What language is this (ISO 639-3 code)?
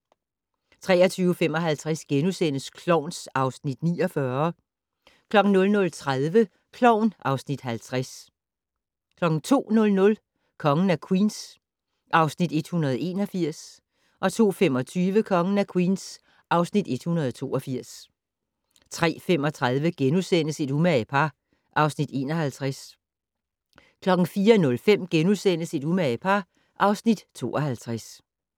dan